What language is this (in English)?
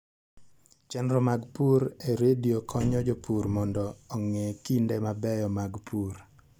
Luo (Kenya and Tanzania)